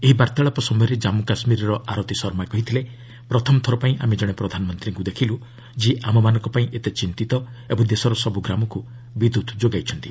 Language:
Odia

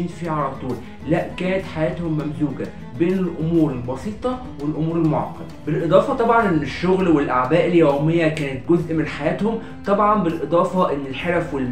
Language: Arabic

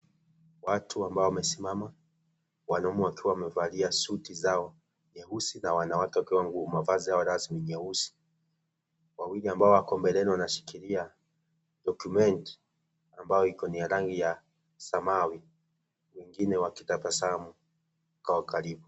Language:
Swahili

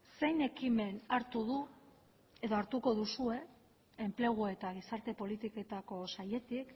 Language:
Basque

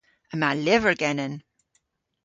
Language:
Cornish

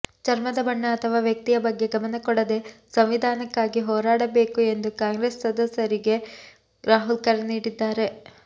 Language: Kannada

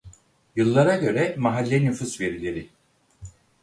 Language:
Turkish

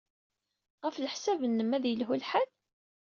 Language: Kabyle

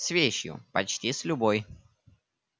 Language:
Russian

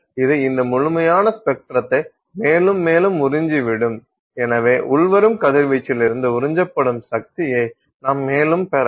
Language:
Tamil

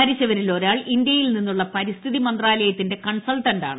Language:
Malayalam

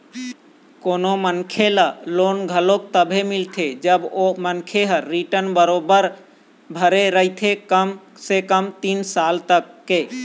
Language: Chhattisgarhi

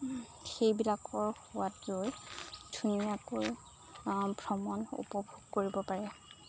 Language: Assamese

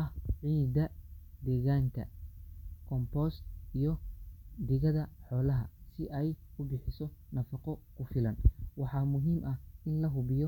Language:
Somali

